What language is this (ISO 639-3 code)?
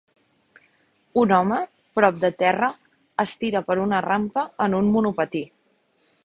cat